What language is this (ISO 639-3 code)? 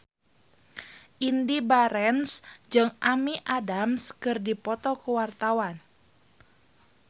sun